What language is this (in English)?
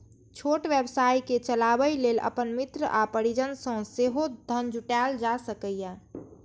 Maithili